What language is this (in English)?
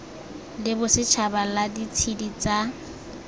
Tswana